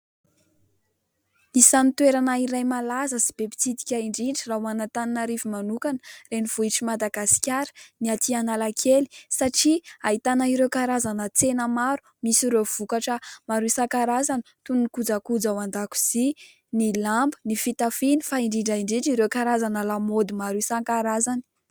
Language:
Malagasy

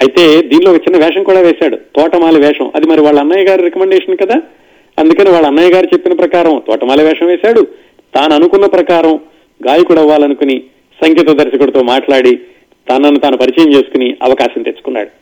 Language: Telugu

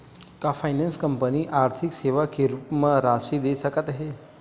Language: Chhattisgarhi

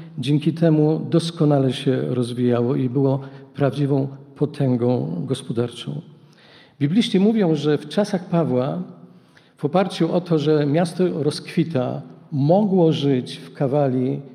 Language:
Polish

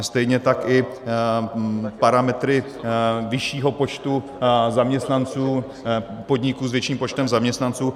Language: Czech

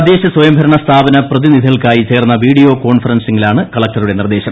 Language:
Malayalam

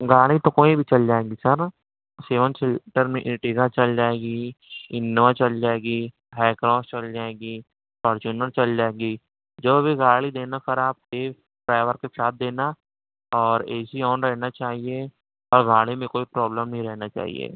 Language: Urdu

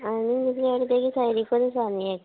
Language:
Konkani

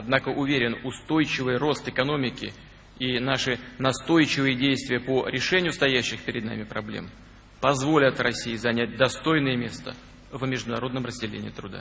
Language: Russian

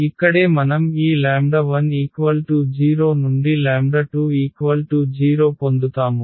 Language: Telugu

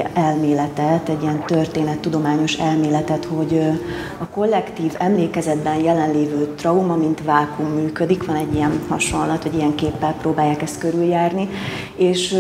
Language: Hungarian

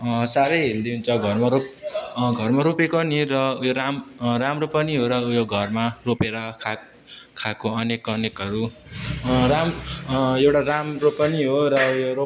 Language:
Nepali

